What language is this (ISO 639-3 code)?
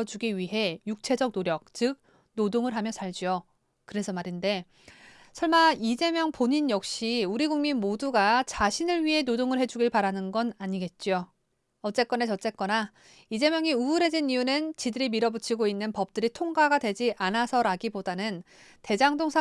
kor